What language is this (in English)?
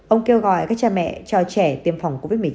Vietnamese